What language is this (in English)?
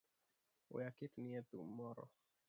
Luo (Kenya and Tanzania)